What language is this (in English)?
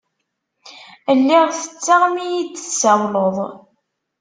Kabyle